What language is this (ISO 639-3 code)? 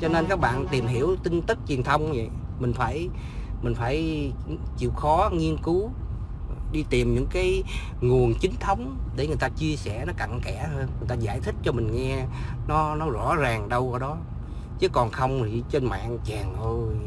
vie